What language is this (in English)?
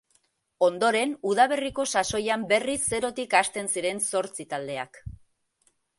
Basque